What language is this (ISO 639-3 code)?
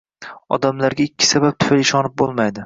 uzb